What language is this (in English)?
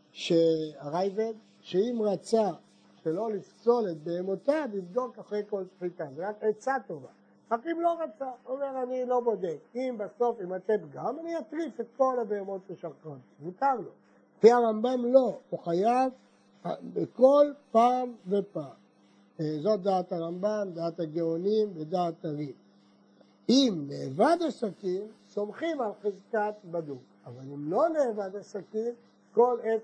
Hebrew